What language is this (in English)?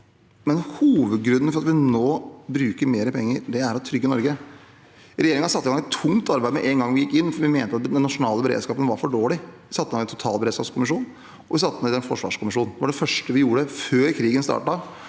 Norwegian